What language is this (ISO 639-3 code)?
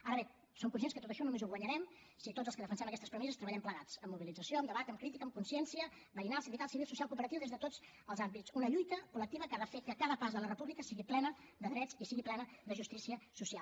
cat